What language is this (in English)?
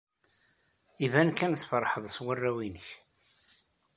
Kabyle